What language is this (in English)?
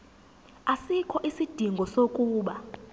Zulu